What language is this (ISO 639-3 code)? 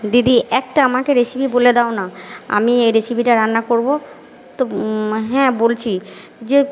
ben